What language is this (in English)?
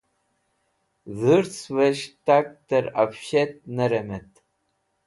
Wakhi